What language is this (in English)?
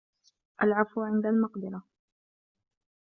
Arabic